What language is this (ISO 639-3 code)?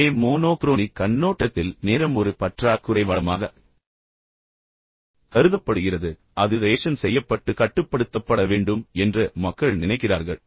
tam